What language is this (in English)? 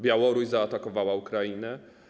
Polish